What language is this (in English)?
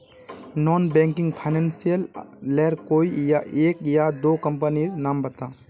Magahi